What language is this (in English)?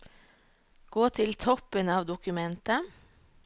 Norwegian